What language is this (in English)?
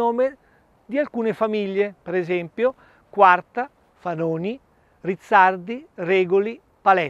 Italian